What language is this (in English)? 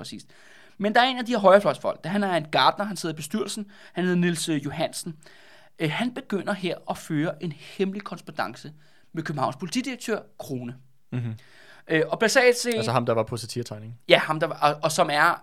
Danish